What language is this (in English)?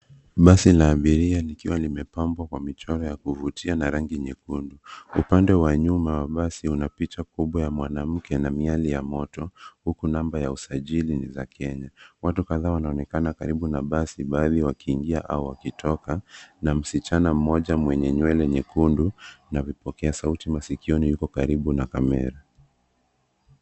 Swahili